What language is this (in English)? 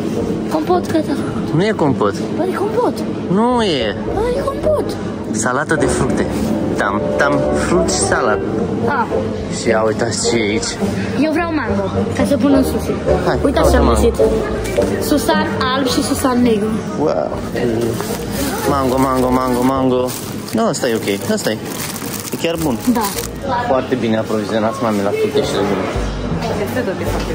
Romanian